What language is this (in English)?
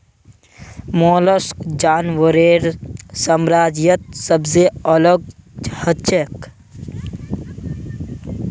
Magahi